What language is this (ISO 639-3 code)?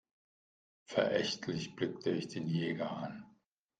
deu